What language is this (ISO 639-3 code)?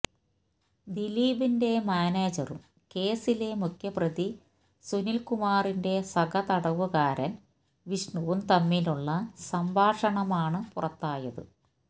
mal